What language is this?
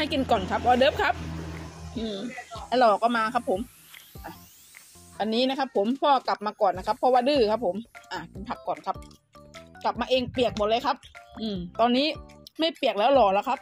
Thai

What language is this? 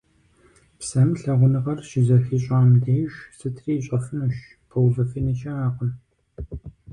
Kabardian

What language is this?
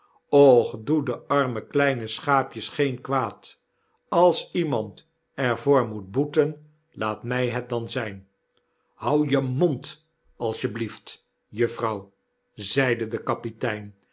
Dutch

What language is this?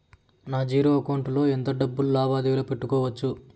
Telugu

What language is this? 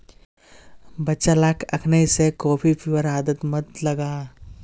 Magahi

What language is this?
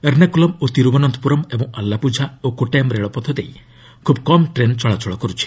Odia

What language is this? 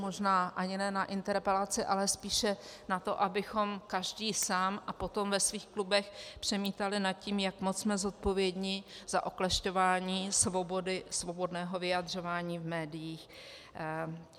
Czech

